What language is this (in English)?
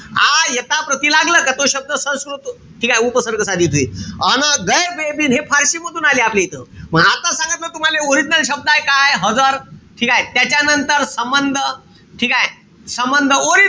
Marathi